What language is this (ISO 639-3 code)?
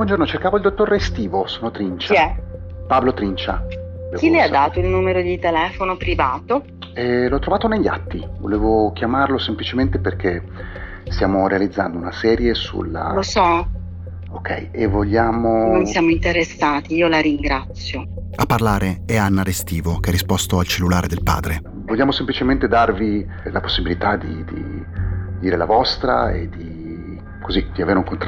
ita